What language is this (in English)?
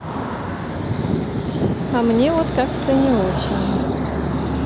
Russian